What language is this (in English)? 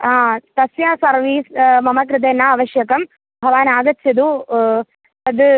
Sanskrit